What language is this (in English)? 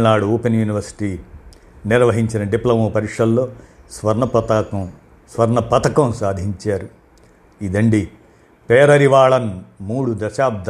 Telugu